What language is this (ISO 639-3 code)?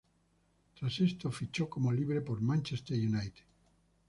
spa